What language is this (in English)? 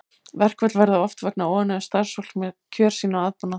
Icelandic